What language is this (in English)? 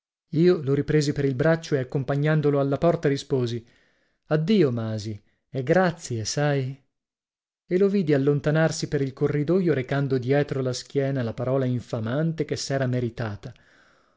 Italian